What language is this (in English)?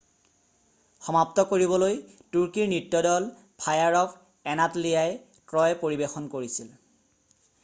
Assamese